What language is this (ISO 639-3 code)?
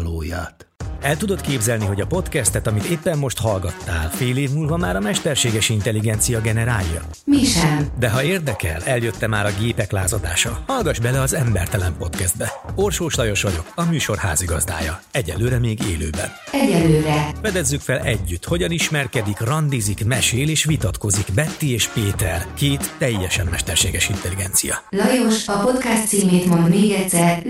hun